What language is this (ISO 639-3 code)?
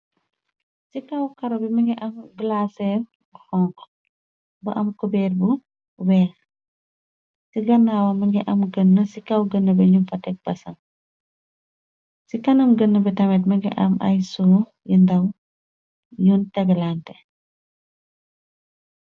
wol